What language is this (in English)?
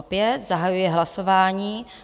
Czech